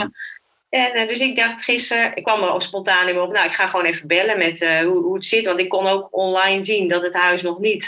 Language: Dutch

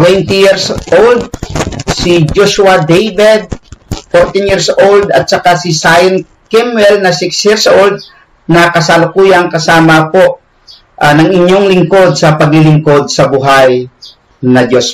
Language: Filipino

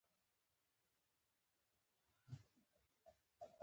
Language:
Pashto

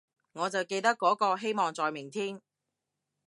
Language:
Cantonese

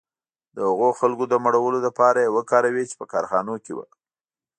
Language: Pashto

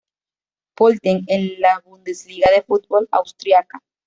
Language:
Spanish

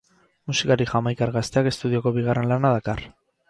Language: Basque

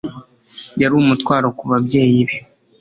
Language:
Kinyarwanda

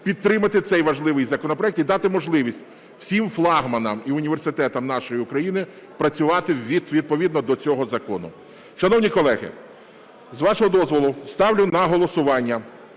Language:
Ukrainian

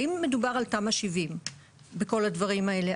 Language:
Hebrew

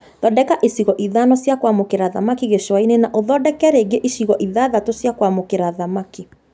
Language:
Kikuyu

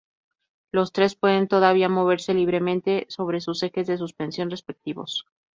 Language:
Spanish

